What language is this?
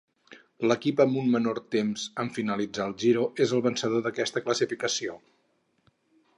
Catalan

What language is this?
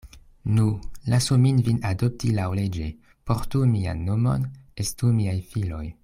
Esperanto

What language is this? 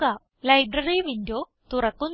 Malayalam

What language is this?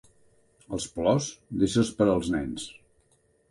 Catalan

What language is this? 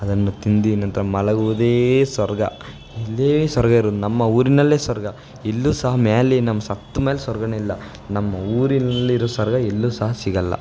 Kannada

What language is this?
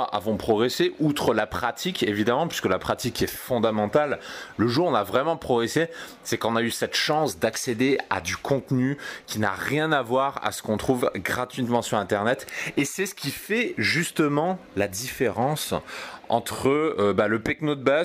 French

